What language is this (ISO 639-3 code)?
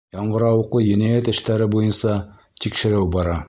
bak